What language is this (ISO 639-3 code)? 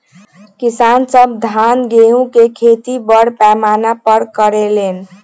bho